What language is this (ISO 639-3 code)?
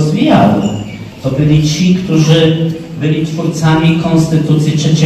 pol